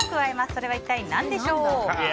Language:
Japanese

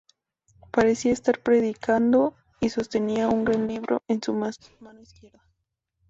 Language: Spanish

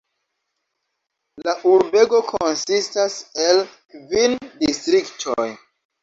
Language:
Esperanto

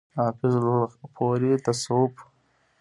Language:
Pashto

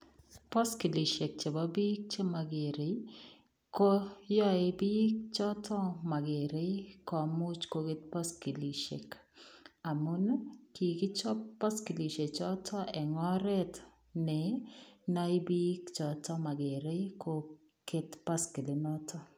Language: Kalenjin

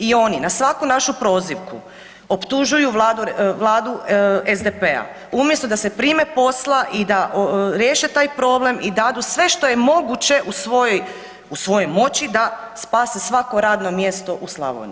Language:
Croatian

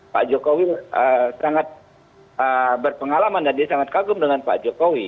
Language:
Indonesian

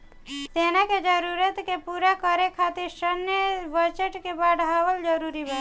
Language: Bhojpuri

